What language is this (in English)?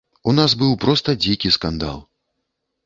Belarusian